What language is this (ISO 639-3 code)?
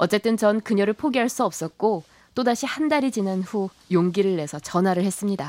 kor